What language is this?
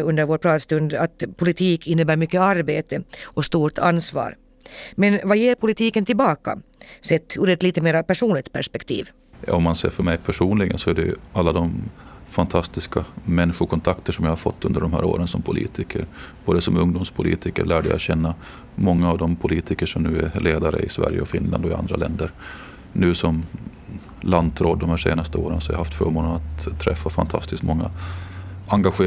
Swedish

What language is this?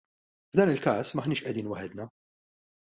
Maltese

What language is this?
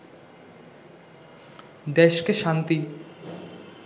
Bangla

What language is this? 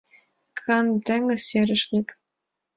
Mari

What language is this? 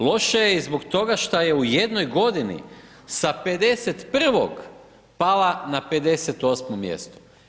Croatian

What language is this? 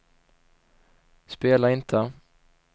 Swedish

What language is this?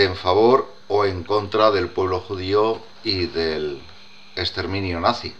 Spanish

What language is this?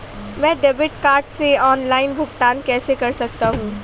Hindi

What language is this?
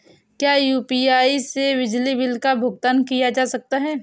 Hindi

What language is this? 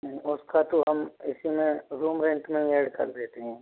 Hindi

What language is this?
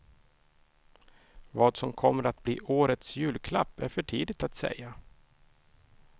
Swedish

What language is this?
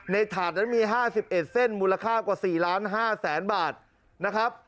Thai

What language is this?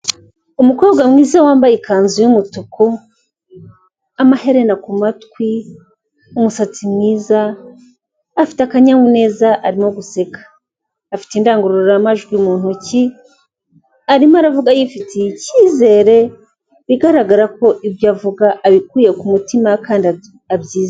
Kinyarwanda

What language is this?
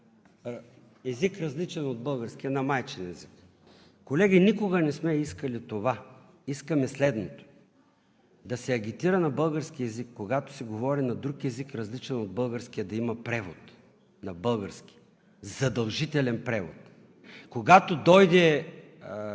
Bulgarian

